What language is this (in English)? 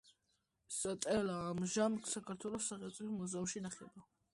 Georgian